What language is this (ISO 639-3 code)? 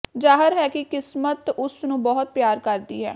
pan